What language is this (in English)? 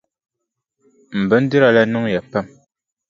Dagbani